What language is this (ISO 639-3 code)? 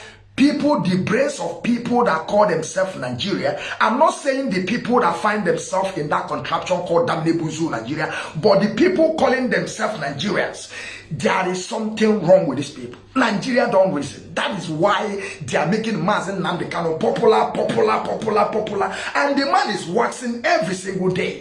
eng